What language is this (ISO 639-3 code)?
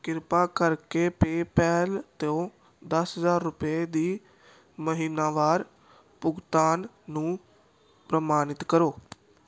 pan